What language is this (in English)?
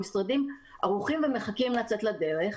Hebrew